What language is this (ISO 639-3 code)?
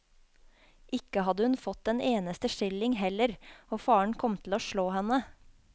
nor